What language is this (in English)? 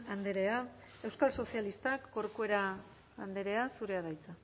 Basque